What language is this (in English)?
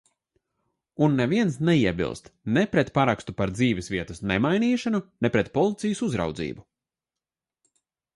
Latvian